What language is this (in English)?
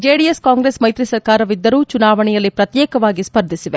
Kannada